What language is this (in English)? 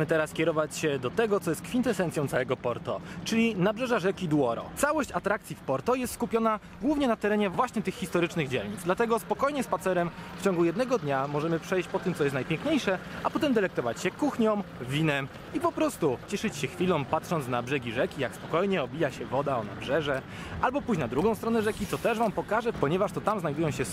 Polish